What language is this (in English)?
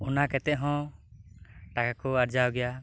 Santali